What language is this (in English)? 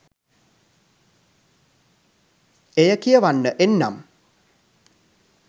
Sinhala